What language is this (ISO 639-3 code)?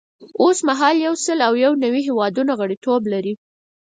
pus